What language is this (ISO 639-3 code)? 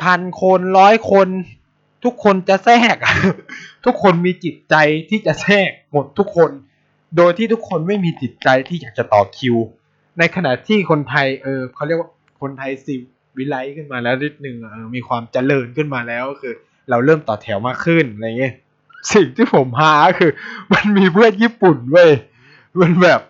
tha